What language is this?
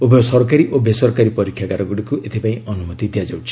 Odia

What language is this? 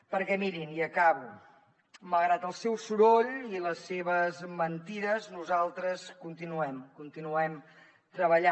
Catalan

